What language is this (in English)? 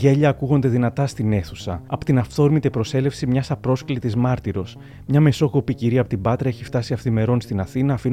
Greek